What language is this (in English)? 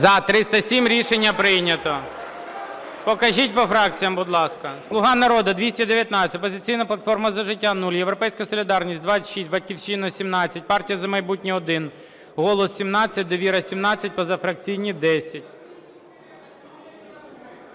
Ukrainian